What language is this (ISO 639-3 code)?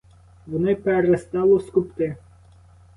ukr